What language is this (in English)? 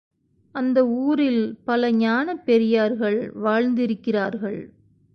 Tamil